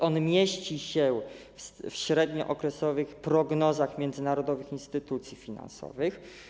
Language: Polish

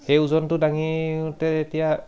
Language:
Assamese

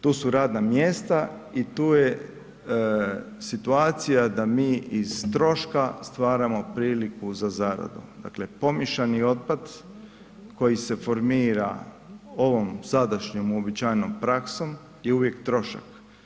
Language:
Croatian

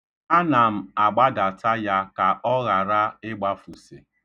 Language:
Igbo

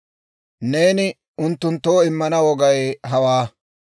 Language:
Dawro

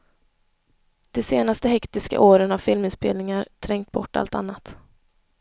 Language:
Swedish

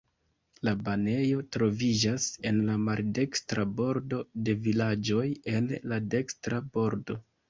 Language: Esperanto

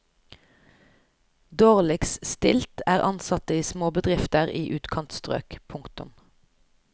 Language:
Norwegian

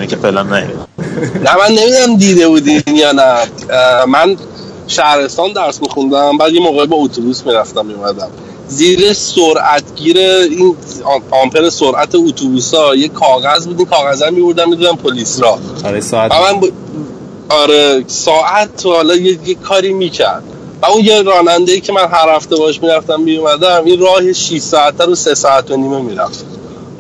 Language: Persian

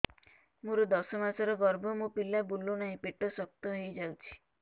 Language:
Odia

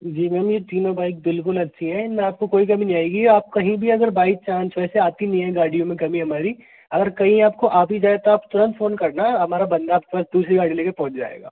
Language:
Hindi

